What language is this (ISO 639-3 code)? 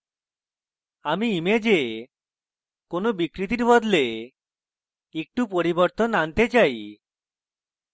ben